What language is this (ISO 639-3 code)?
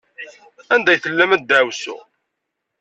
kab